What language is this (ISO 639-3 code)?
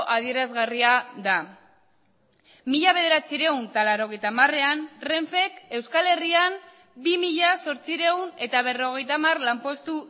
eus